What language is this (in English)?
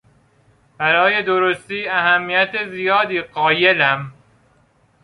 Persian